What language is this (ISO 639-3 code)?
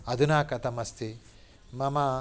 san